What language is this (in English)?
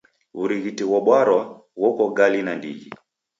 Taita